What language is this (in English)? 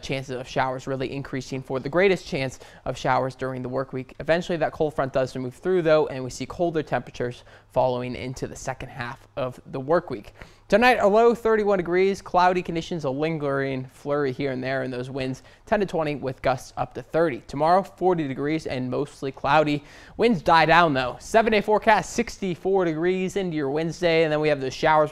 English